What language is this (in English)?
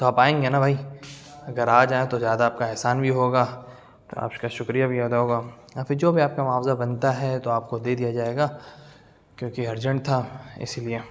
Urdu